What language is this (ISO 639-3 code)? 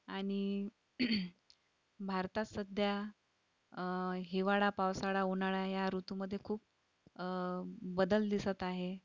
mar